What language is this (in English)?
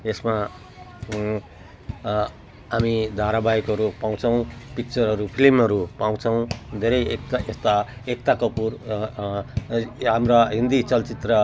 Nepali